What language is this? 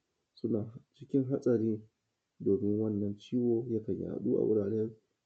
Hausa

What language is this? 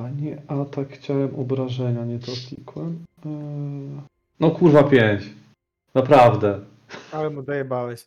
Polish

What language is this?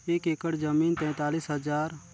Chhattisgarhi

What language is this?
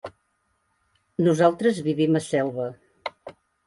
Catalan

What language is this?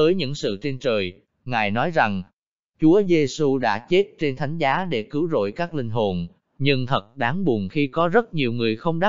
Vietnamese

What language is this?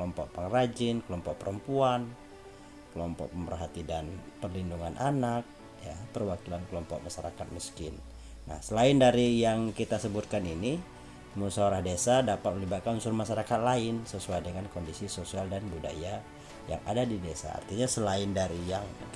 Indonesian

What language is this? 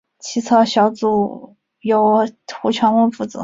Chinese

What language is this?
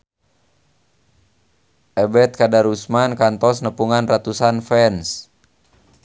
Sundanese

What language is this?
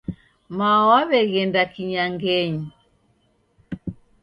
Taita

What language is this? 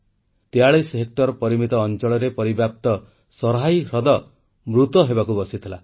Odia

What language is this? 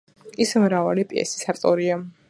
Georgian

